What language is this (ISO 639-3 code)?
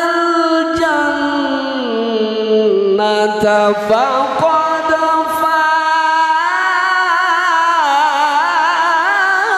ara